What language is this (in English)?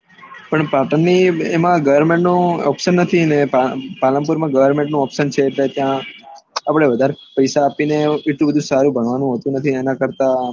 Gujarati